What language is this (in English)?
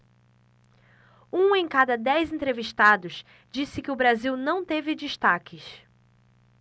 Portuguese